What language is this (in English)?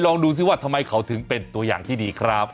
Thai